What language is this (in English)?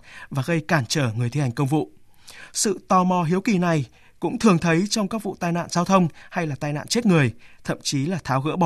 Vietnamese